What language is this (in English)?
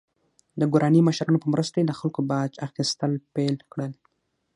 Pashto